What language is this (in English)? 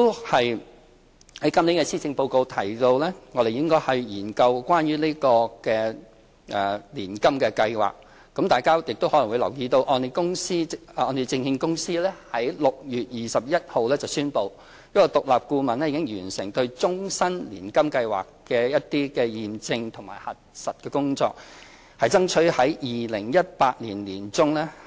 Cantonese